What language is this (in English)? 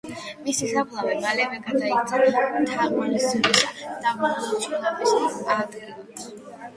Georgian